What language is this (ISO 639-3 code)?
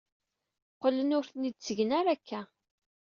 kab